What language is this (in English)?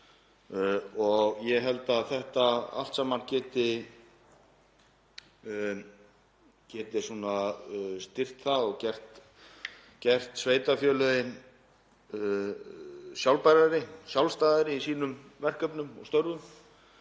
Icelandic